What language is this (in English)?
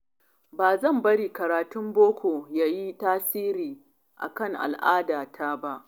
Hausa